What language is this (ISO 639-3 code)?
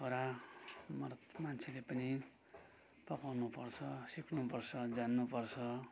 nep